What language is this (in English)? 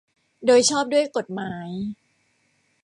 Thai